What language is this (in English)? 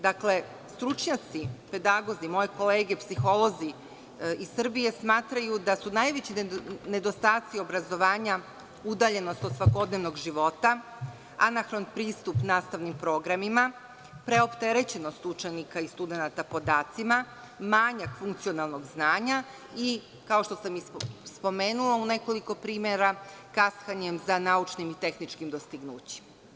Serbian